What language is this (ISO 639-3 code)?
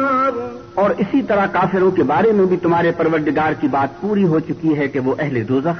urd